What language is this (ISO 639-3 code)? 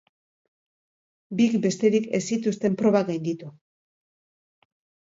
eus